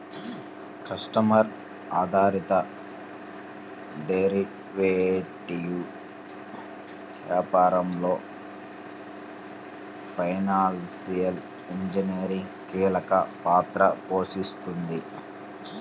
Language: Telugu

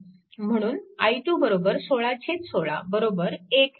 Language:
Marathi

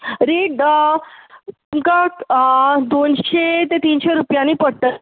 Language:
Konkani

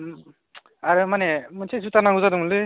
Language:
Bodo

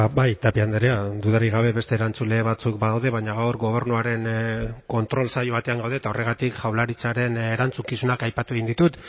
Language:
Basque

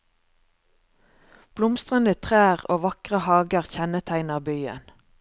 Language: Norwegian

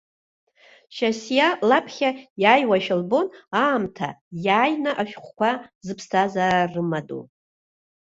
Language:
Abkhazian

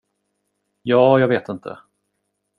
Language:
Swedish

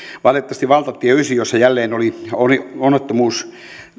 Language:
Finnish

